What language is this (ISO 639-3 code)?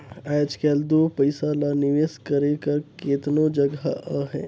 hne